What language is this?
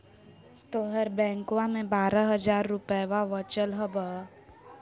Magahi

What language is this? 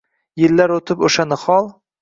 Uzbek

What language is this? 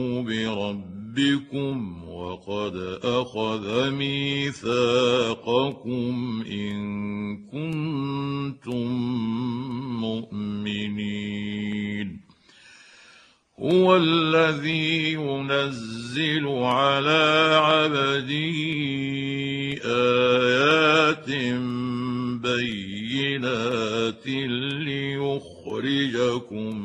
Arabic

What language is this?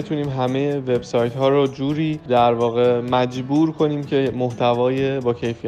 Persian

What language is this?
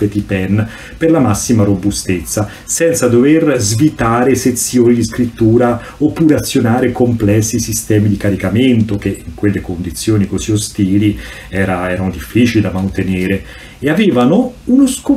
Italian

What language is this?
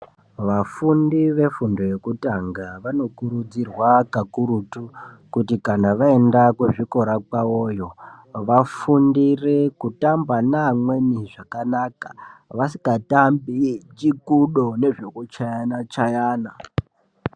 Ndau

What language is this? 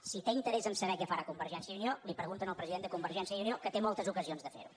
Catalan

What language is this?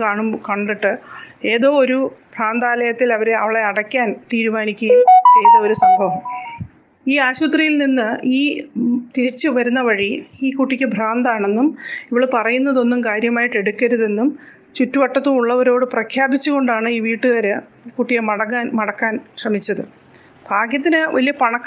Malayalam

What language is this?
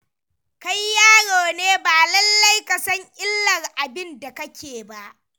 Hausa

